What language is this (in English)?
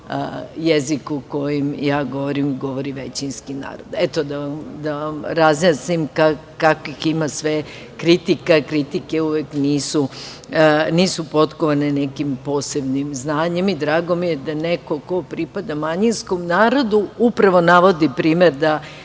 Serbian